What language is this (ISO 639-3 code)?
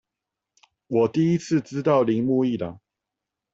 zho